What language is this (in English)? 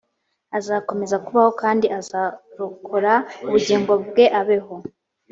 Kinyarwanda